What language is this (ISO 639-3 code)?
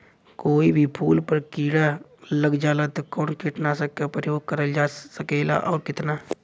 bho